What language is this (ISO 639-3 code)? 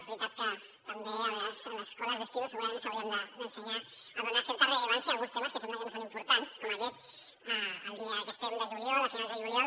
cat